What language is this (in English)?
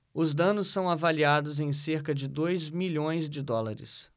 Portuguese